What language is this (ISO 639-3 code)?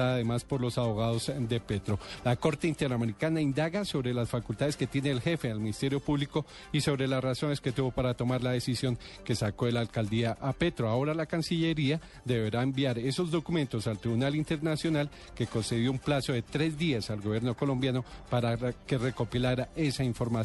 spa